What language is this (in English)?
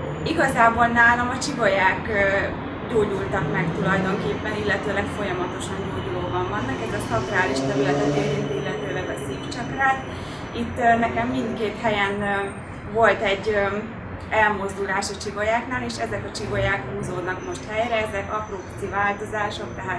Hungarian